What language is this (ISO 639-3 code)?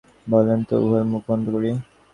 ben